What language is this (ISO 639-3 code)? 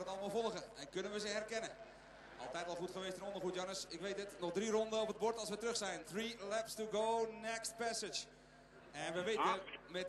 nld